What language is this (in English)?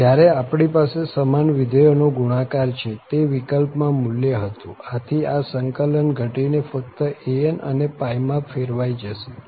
Gujarati